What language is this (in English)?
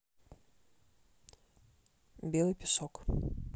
Russian